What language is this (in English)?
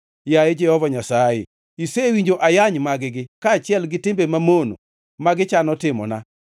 Luo (Kenya and Tanzania)